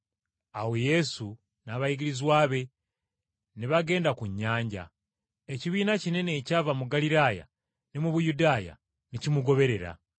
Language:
Ganda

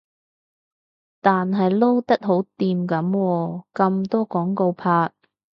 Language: Cantonese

